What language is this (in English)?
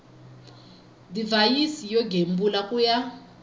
Tsonga